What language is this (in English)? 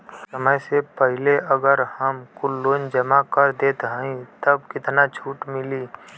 Bhojpuri